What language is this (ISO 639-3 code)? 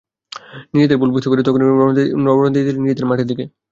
ben